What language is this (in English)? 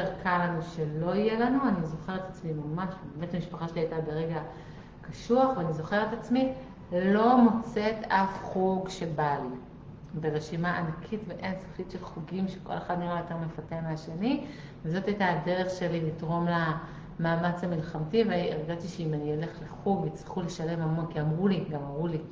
Hebrew